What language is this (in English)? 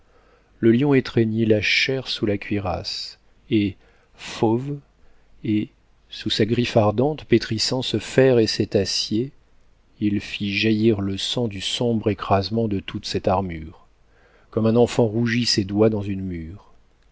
French